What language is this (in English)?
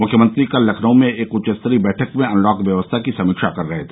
Hindi